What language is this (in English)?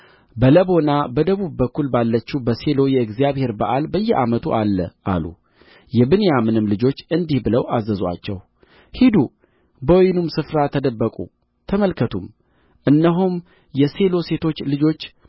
Amharic